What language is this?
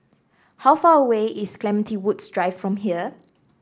English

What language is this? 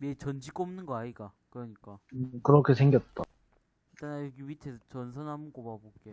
Korean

